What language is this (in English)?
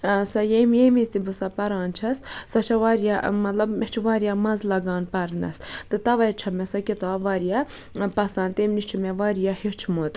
Kashmiri